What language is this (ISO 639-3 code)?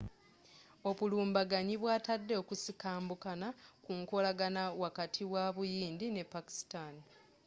lug